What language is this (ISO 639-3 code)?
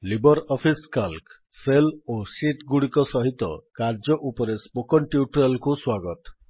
ori